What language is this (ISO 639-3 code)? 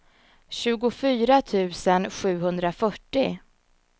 swe